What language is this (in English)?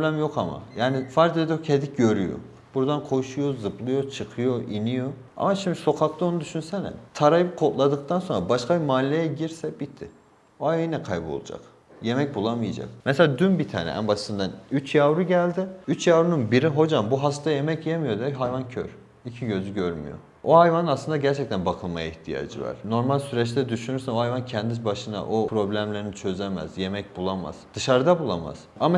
Turkish